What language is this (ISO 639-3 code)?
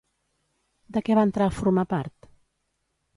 cat